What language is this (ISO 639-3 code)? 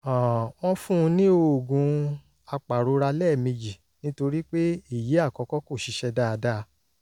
yor